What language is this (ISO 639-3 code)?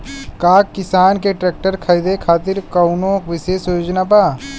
bho